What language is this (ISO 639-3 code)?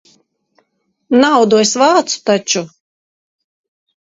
lav